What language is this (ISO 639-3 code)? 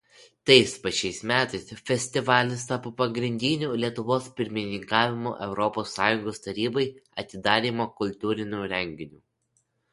lit